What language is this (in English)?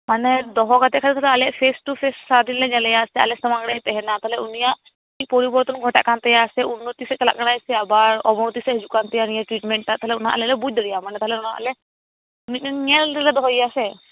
Santali